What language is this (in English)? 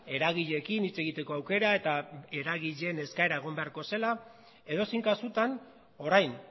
Basque